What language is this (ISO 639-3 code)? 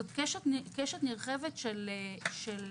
heb